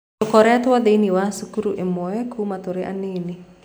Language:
Kikuyu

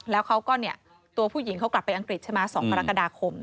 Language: Thai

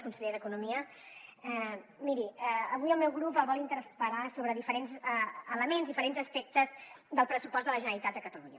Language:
Catalan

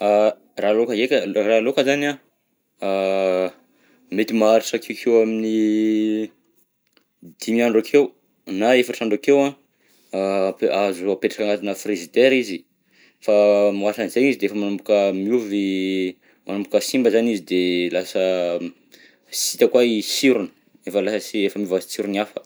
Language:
Southern Betsimisaraka Malagasy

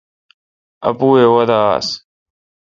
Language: Kalkoti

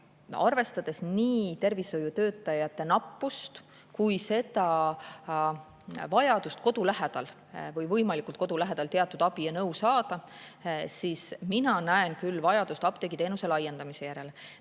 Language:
Estonian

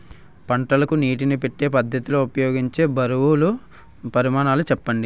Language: Telugu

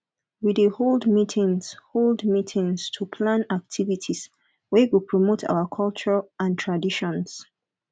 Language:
Nigerian Pidgin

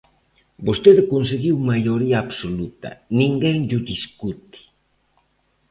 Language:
Galician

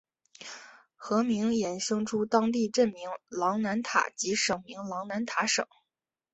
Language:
Chinese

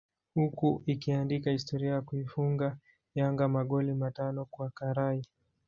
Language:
Swahili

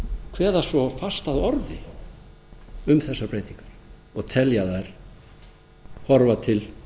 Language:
Icelandic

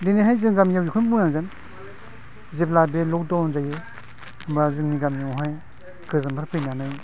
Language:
Bodo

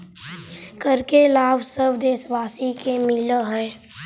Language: Magahi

